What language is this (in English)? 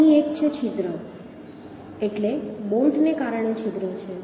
Gujarati